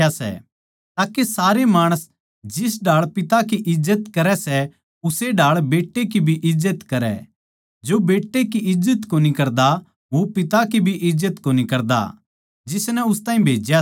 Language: Haryanvi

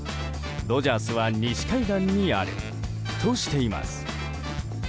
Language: Japanese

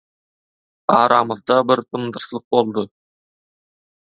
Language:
Turkmen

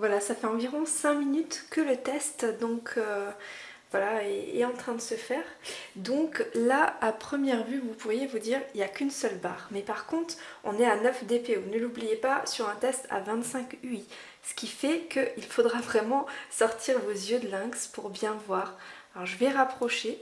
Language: French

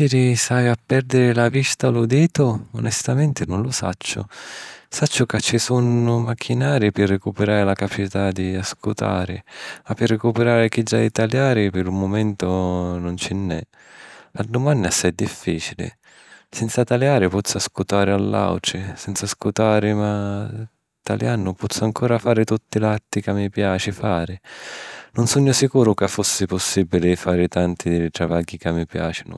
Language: Sicilian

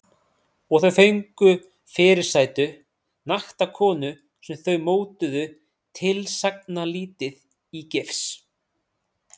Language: Icelandic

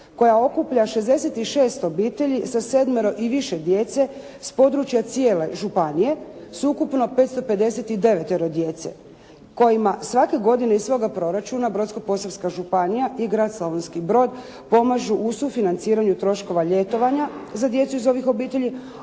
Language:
Croatian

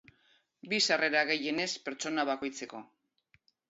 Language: Basque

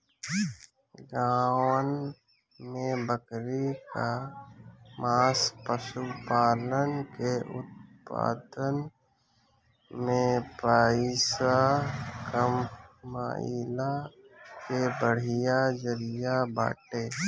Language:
Bhojpuri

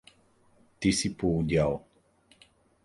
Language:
Bulgarian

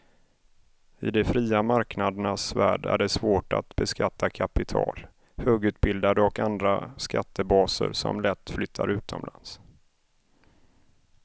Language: Swedish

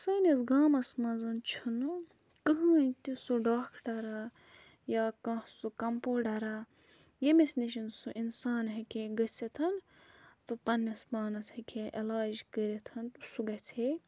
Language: Kashmiri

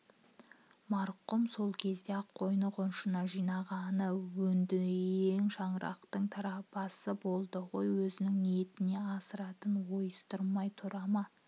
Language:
Kazakh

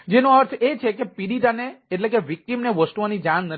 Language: Gujarati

